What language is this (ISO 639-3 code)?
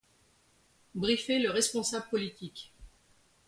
fra